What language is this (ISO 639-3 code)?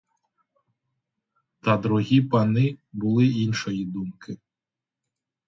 ukr